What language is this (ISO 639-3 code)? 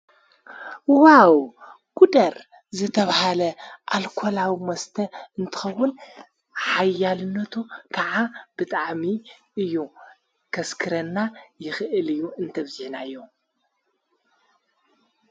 tir